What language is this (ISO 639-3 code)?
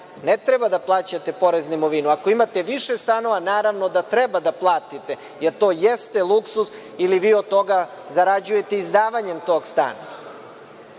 srp